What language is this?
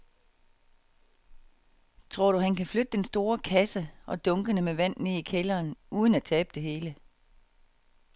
Danish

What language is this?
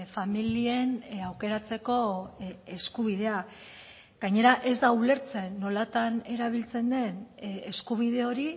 Basque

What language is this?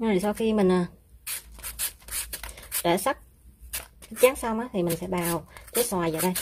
Vietnamese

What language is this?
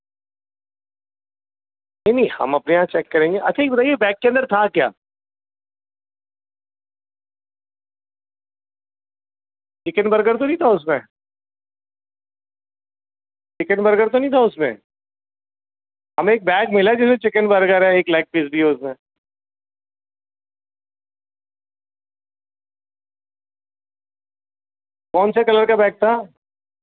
Urdu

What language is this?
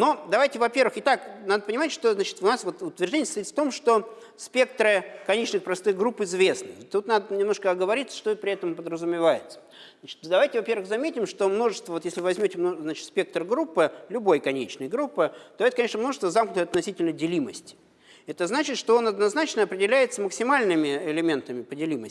Russian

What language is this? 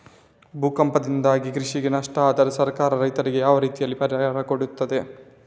Kannada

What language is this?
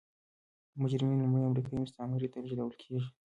Pashto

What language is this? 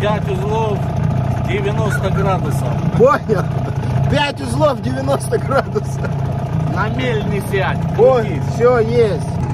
Russian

